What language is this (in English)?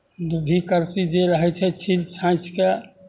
Maithili